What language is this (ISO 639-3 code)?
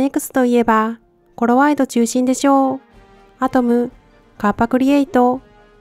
jpn